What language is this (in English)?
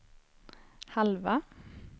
Swedish